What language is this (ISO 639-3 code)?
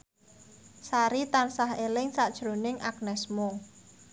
jav